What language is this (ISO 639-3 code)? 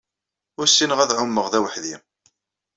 kab